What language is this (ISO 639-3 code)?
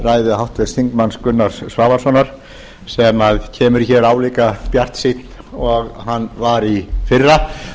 isl